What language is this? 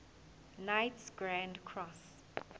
Zulu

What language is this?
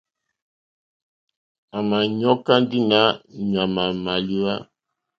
Mokpwe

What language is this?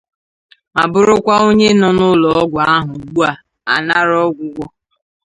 Igbo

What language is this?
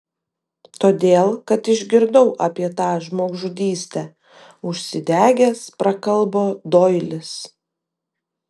Lithuanian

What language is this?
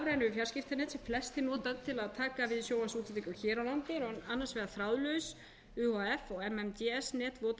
Icelandic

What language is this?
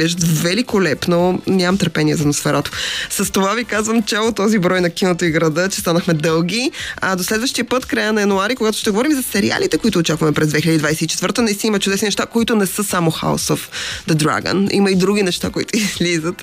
Bulgarian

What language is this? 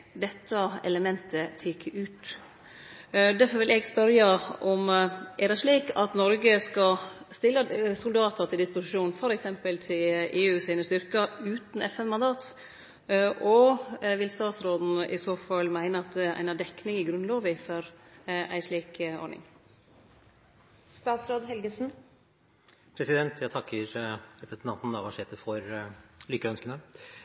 Norwegian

